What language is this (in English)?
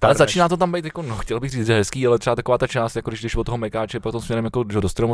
Czech